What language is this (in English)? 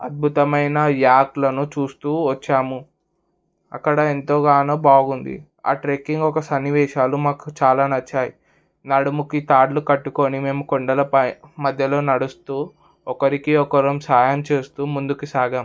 Telugu